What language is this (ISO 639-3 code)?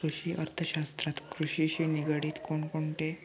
mar